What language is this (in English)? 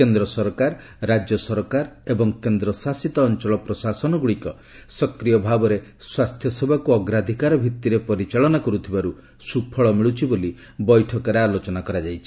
Odia